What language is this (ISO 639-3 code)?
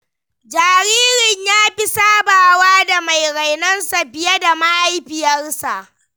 hau